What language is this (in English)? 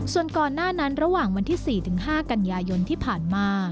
Thai